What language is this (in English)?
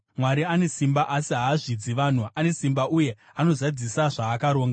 Shona